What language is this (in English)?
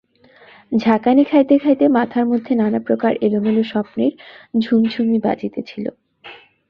Bangla